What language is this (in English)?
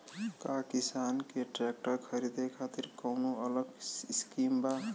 Bhojpuri